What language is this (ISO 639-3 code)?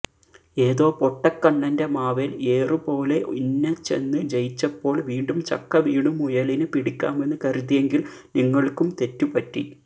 mal